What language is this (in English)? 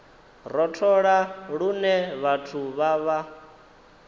Venda